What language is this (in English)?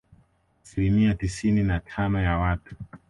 Swahili